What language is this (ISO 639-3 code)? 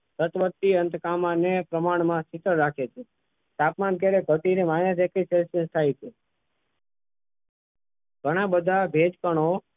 guj